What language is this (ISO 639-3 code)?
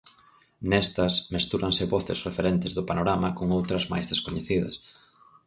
glg